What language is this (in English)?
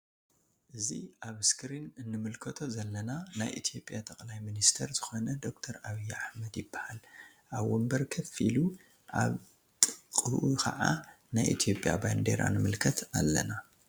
Tigrinya